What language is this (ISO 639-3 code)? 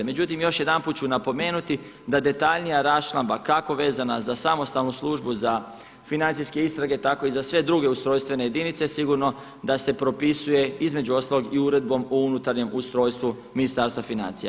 hrv